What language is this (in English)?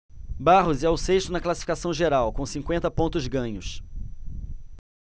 Portuguese